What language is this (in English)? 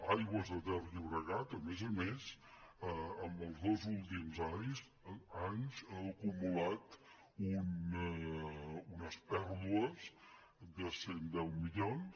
Catalan